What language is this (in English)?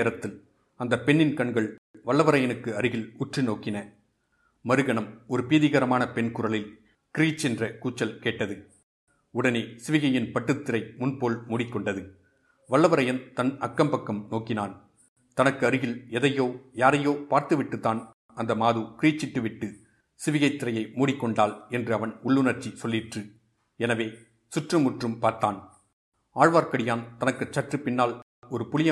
Tamil